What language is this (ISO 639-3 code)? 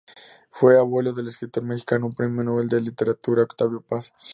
spa